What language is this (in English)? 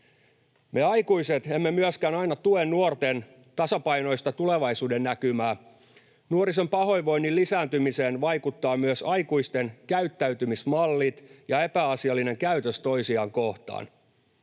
Finnish